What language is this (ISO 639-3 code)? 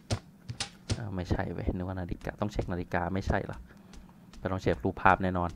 tha